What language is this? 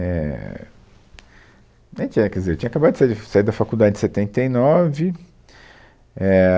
Portuguese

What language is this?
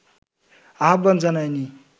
Bangla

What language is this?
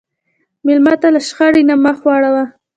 Pashto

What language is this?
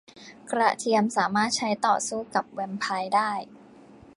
Thai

